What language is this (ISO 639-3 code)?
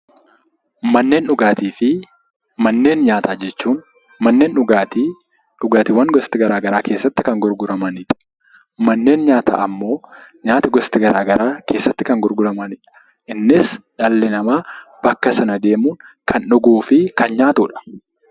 orm